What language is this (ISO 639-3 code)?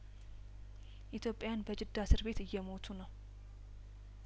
amh